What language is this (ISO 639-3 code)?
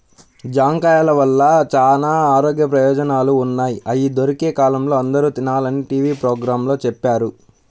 tel